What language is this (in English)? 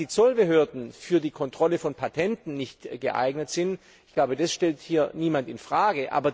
German